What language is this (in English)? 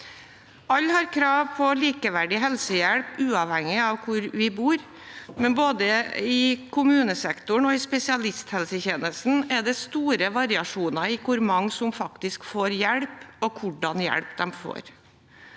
Norwegian